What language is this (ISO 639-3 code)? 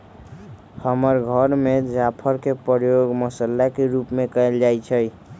mag